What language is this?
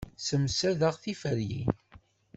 Kabyle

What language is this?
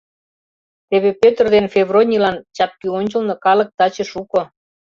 Mari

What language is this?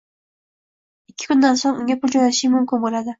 Uzbek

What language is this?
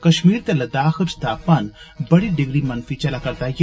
Dogri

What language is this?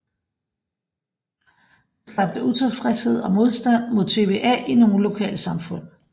Danish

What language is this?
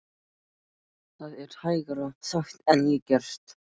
Icelandic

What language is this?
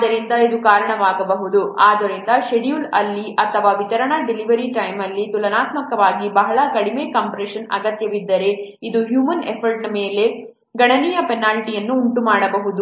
Kannada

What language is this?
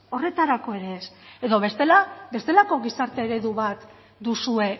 Basque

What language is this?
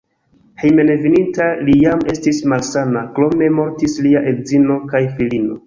Esperanto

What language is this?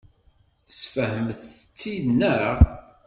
Kabyle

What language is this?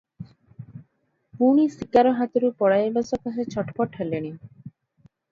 Odia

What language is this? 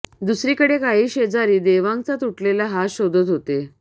Marathi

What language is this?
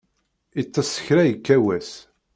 Kabyle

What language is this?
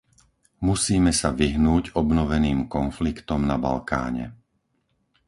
Slovak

